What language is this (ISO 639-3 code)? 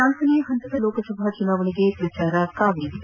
kan